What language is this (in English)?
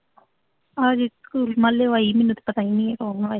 Punjabi